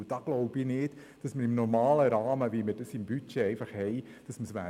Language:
Swiss German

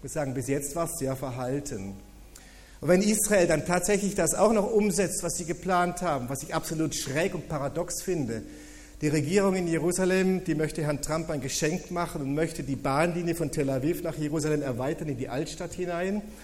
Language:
German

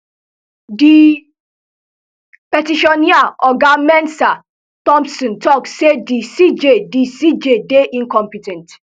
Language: Nigerian Pidgin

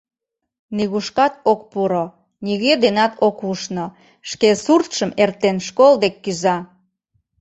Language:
Mari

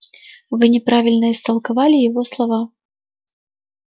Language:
Russian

